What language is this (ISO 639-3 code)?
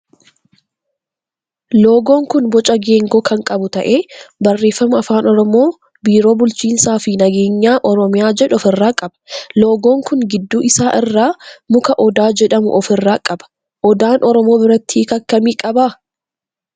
orm